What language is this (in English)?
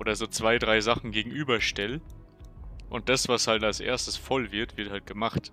German